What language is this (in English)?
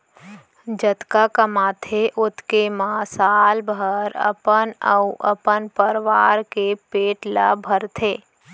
Chhattisgarhi